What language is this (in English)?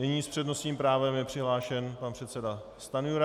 Czech